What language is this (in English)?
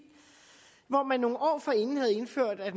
Danish